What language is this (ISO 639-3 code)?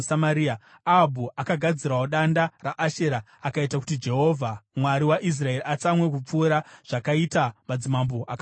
sna